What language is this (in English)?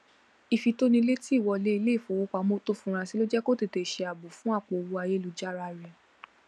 Yoruba